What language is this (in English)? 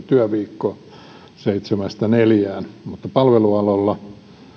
Finnish